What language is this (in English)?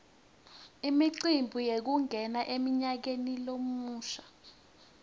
Swati